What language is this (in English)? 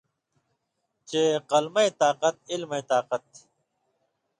Indus Kohistani